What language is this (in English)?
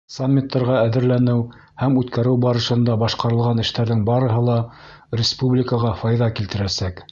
Bashkir